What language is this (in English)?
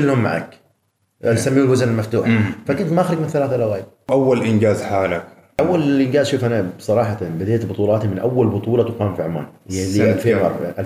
Arabic